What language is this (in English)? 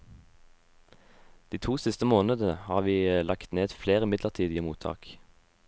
Norwegian